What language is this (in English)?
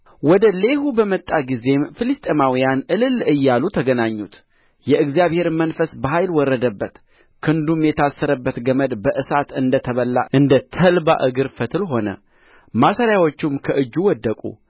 Amharic